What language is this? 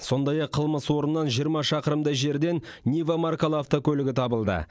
Kazakh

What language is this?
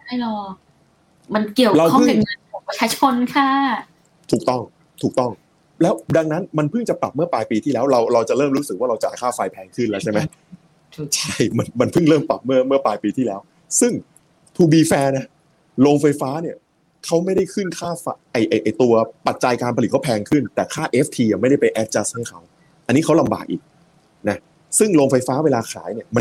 Thai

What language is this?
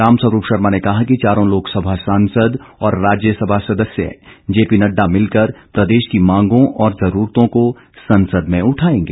Hindi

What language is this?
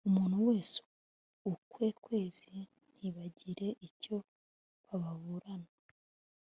Kinyarwanda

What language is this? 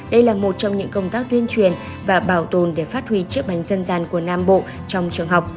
Vietnamese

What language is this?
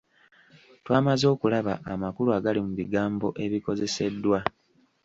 Ganda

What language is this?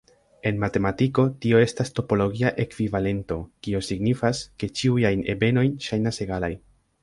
Esperanto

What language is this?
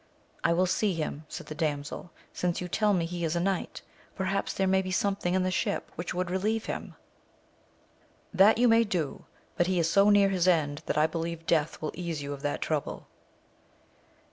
English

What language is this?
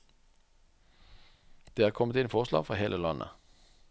Norwegian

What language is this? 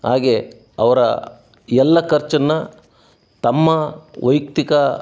Kannada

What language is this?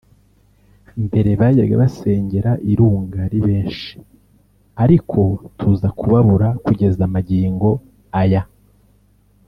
Kinyarwanda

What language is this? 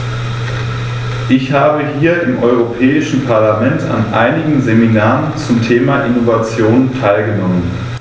German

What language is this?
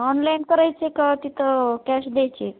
Marathi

